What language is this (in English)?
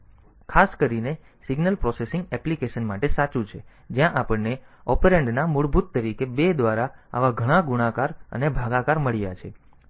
Gujarati